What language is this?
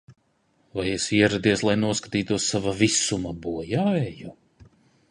Latvian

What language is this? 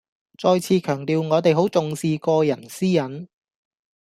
Cantonese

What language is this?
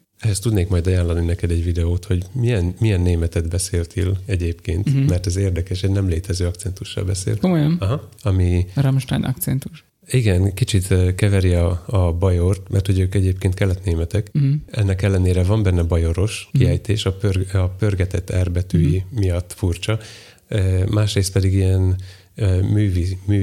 Hungarian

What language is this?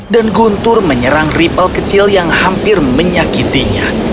Indonesian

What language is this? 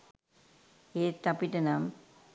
Sinhala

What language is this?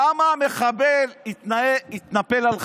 Hebrew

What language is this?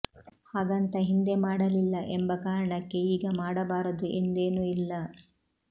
Kannada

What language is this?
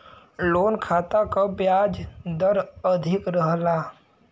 Bhojpuri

